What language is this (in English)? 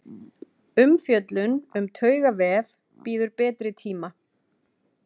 Icelandic